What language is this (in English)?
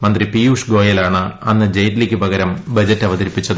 Malayalam